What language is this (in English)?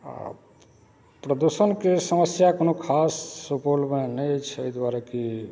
Maithili